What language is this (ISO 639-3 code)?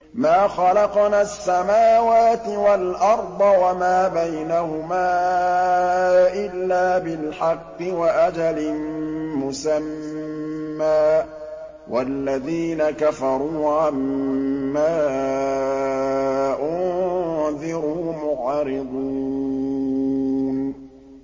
ara